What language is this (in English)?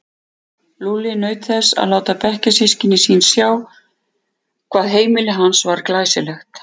Icelandic